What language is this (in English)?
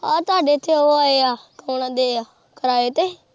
Punjabi